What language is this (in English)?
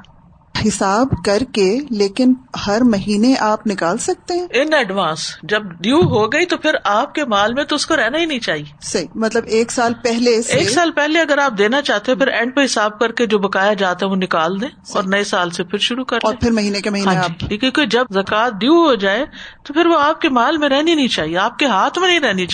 Urdu